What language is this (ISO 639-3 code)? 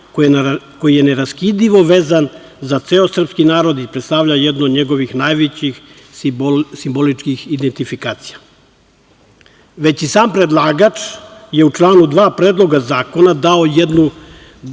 srp